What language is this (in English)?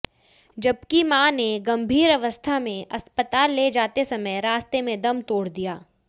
Hindi